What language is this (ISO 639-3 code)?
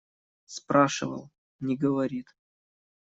rus